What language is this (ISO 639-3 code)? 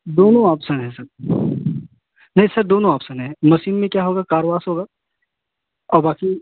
hin